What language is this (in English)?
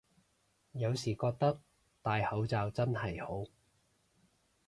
Cantonese